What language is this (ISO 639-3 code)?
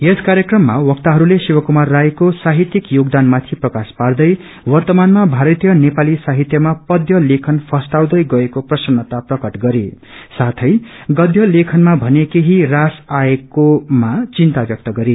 nep